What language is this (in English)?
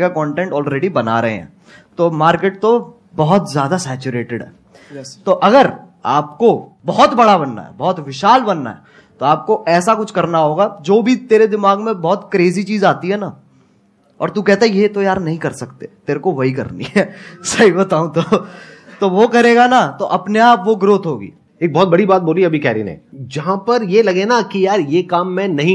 Hindi